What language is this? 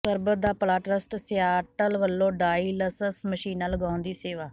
Punjabi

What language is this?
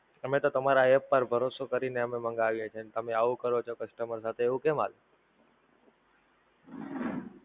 Gujarati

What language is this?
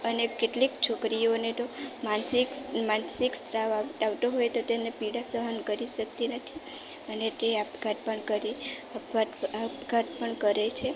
Gujarati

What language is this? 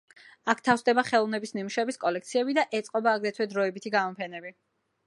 Georgian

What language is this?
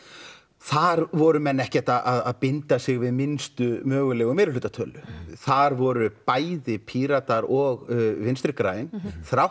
Icelandic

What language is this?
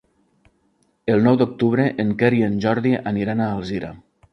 Catalan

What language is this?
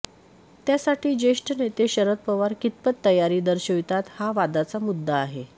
Marathi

